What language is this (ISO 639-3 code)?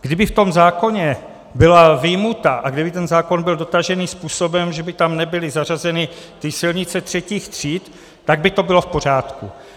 ces